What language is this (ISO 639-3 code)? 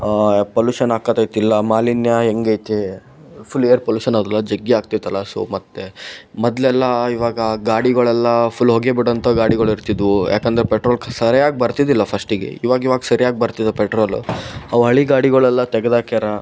kan